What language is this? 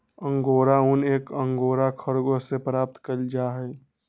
Magahi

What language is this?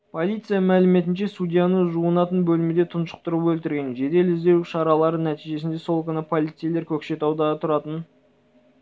Kazakh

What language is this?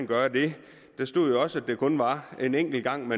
Danish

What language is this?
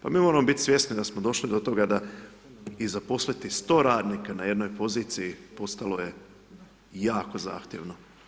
Croatian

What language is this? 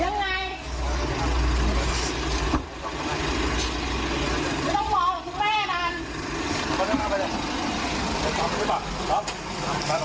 Thai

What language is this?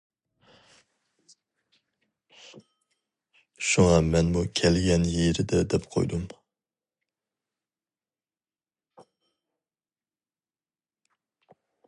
Uyghur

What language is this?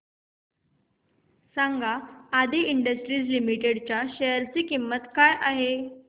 Marathi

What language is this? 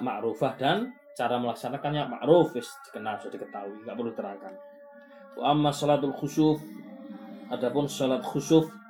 Malay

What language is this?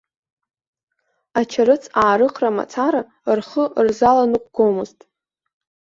Abkhazian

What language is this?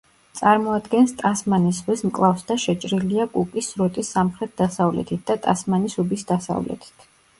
Georgian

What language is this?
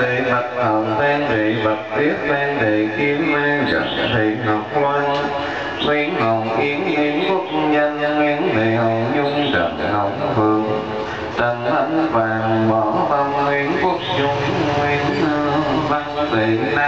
Vietnamese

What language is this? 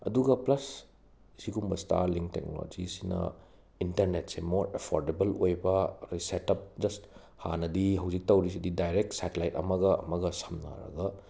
Manipuri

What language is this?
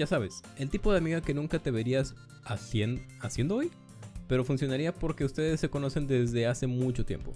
Spanish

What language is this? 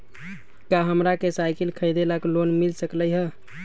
Magahi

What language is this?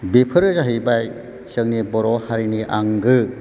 Bodo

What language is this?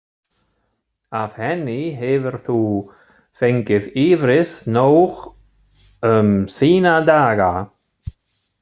Icelandic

